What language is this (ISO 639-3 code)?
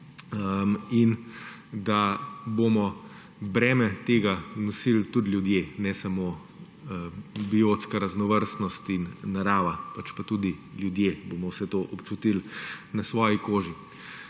slv